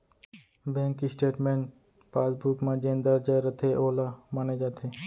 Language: Chhattisgarhi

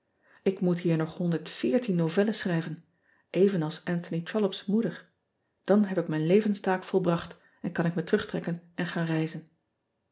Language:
Dutch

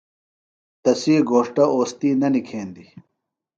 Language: Phalura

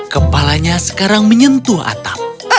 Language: Indonesian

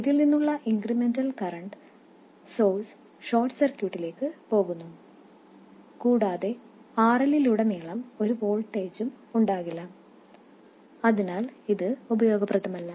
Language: Malayalam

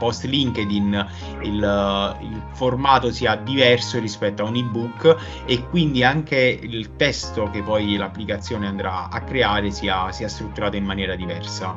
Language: Italian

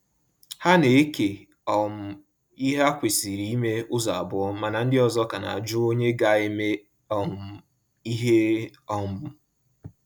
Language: Igbo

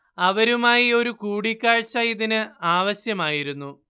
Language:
Malayalam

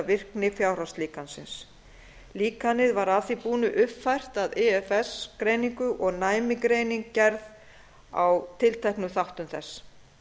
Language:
Icelandic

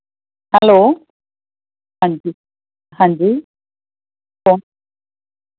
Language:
Punjabi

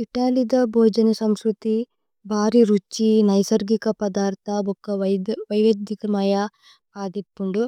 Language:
Tulu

